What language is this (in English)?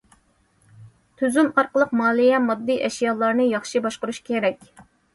Uyghur